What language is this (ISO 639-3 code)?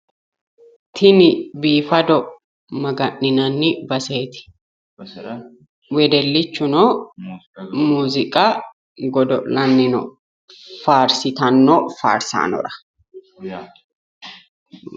sid